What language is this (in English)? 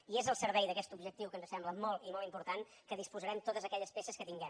Catalan